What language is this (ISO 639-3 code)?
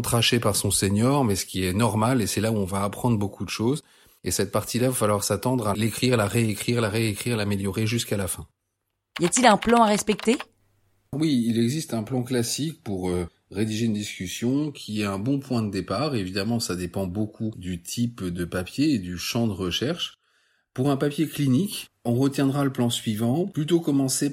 fra